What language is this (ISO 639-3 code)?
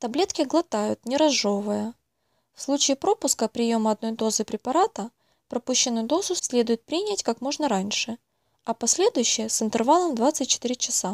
rus